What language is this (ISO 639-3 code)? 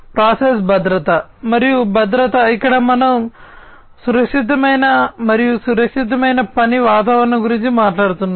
tel